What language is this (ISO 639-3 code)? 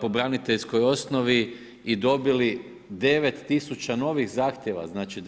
hrv